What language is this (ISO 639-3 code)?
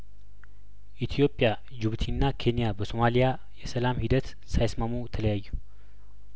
amh